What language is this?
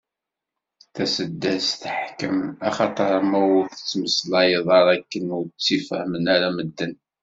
Kabyle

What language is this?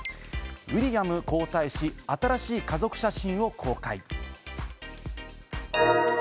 Japanese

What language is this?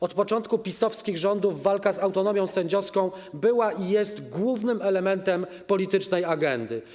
Polish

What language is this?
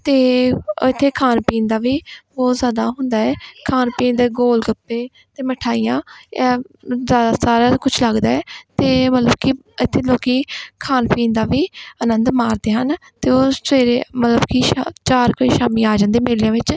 Punjabi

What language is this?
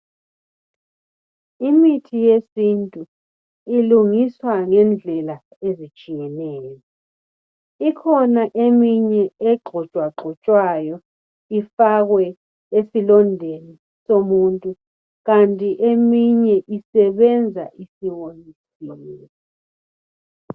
North Ndebele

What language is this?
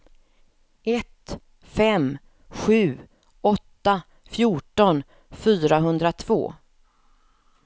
Swedish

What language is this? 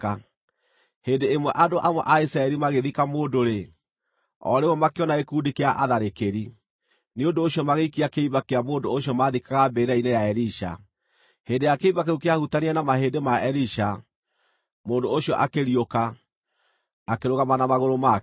Kikuyu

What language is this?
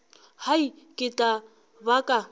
Northern Sotho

